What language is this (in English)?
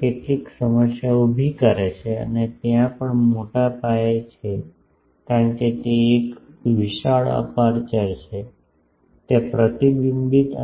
Gujarati